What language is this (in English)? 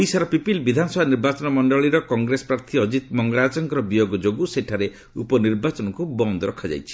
Odia